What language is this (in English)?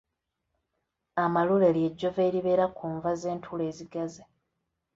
Ganda